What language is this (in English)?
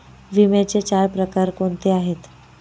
Marathi